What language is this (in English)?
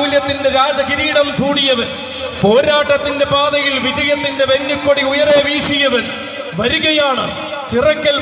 Arabic